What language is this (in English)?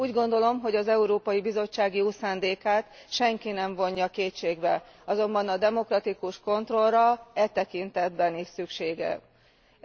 Hungarian